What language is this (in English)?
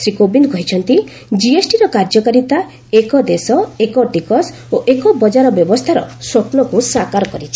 Odia